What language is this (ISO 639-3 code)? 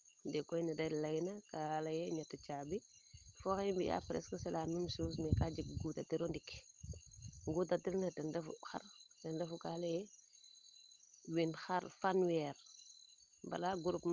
srr